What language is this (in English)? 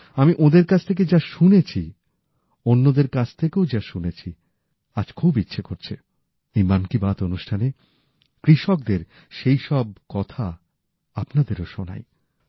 Bangla